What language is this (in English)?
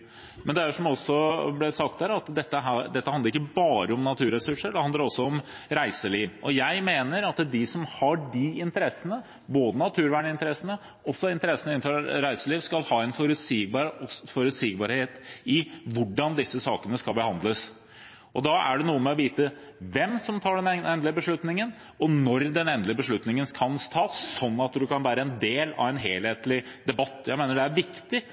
Norwegian Bokmål